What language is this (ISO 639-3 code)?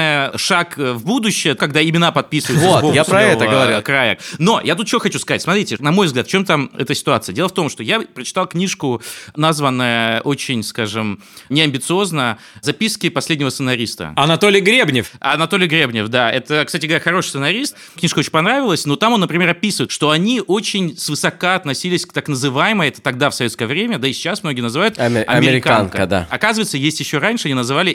rus